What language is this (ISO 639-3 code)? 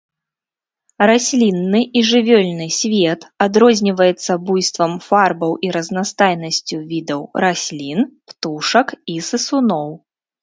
bel